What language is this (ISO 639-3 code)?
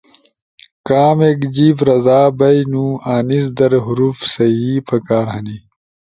ush